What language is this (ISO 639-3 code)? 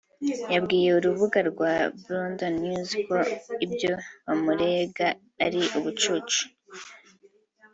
kin